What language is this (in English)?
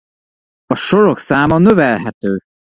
Hungarian